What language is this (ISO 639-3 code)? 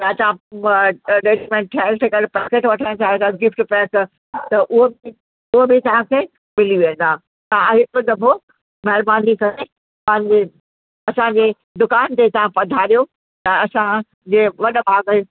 snd